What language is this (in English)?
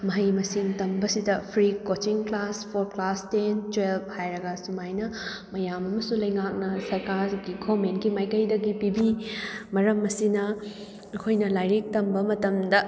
Manipuri